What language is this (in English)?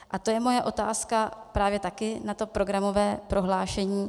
Czech